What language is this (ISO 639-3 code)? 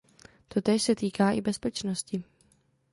ces